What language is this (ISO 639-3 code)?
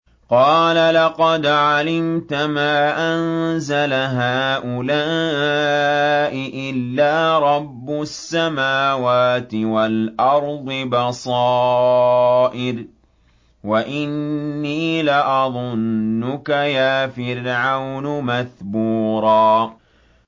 ara